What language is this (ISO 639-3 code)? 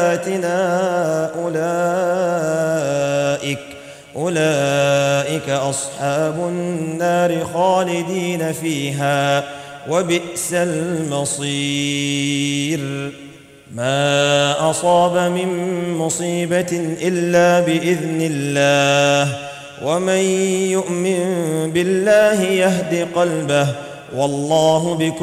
ara